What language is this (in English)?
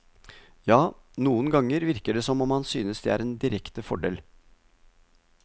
Norwegian